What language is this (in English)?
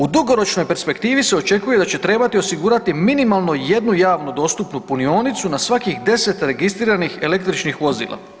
Croatian